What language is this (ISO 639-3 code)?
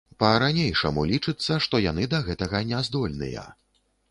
bel